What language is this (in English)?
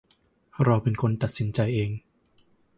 Thai